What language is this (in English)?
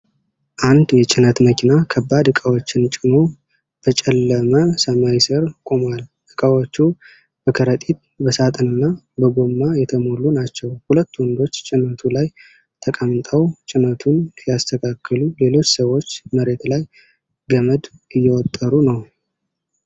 Amharic